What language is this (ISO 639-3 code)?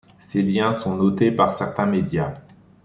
fra